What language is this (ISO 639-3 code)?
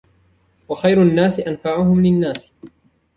ara